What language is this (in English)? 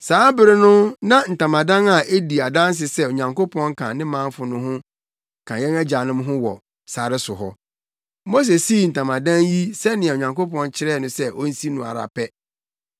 Akan